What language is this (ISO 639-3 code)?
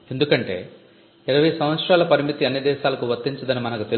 tel